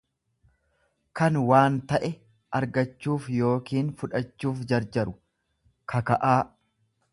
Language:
Oromo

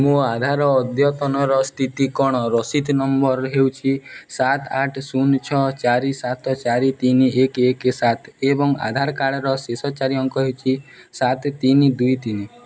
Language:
Odia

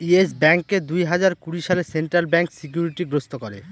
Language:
Bangla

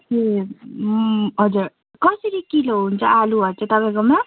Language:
Nepali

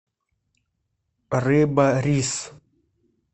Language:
Russian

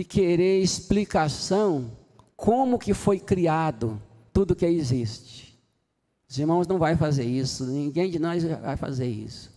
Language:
Portuguese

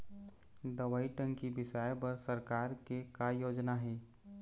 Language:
Chhattisgarhi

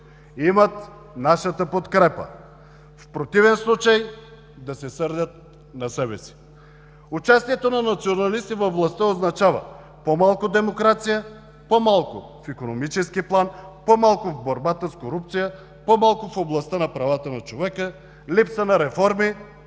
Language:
Bulgarian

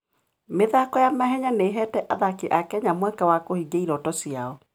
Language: Kikuyu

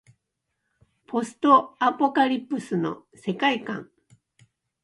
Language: Japanese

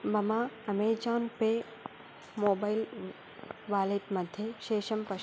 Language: Sanskrit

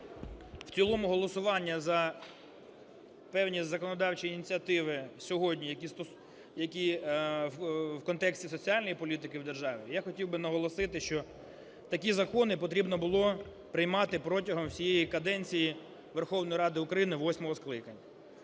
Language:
Ukrainian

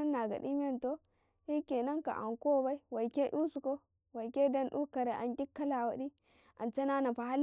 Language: Karekare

